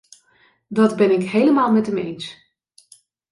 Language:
Dutch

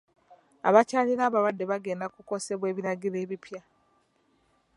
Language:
Ganda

